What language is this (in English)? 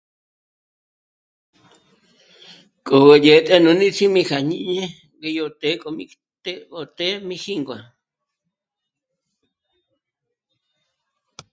Michoacán Mazahua